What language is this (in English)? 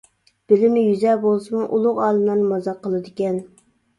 Uyghur